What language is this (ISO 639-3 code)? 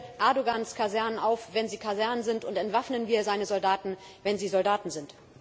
deu